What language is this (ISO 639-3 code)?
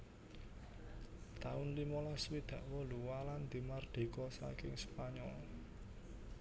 jav